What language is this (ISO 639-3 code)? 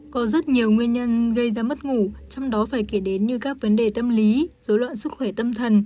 vie